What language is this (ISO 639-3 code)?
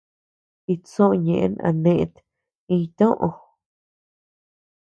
cux